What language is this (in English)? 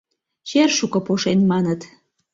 Mari